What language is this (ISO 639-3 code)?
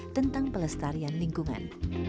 ind